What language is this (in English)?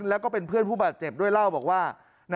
Thai